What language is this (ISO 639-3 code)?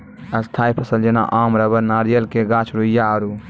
mai